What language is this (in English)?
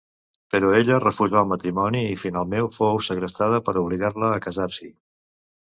Catalan